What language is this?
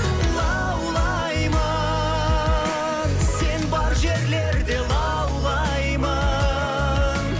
Kazakh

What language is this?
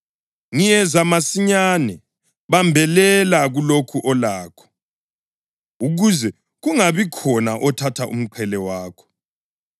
North Ndebele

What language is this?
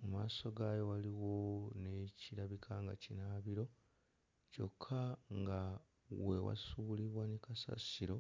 Ganda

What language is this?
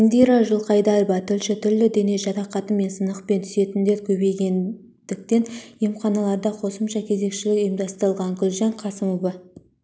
Kazakh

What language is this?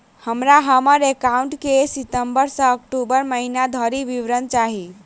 Maithili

